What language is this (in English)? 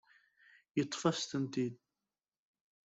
Kabyle